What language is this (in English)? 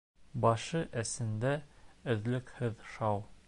Bashkir